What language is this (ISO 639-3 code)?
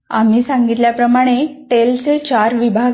mar